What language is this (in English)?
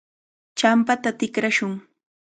Cajatambo North Lima Quechua